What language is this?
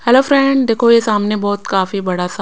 Hindi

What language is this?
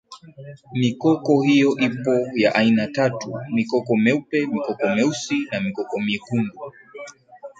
Swahili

